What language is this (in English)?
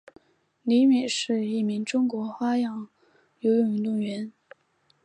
Chinese